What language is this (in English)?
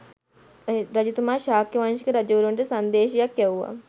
Sinhala